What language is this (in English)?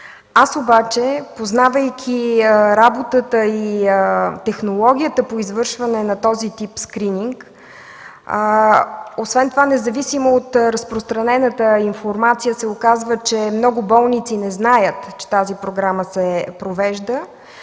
Bulgarian